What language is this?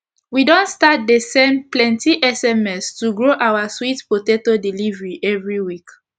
Nigerian Pidgin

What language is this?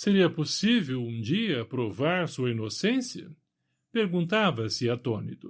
Portuguese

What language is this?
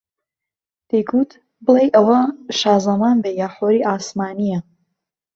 Central Kurdish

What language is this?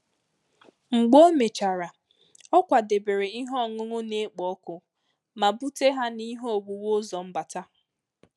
Igbo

